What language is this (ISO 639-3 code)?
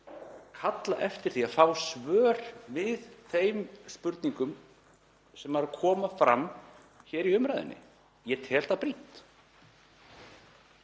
isl